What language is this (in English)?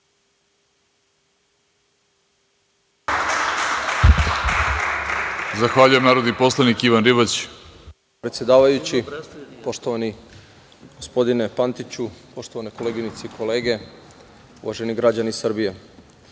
Serbian